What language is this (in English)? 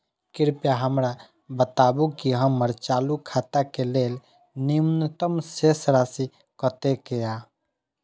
Maithili